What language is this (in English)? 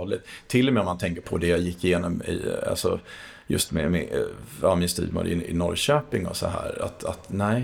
Swedish